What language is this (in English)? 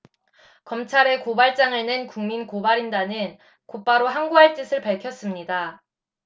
Korean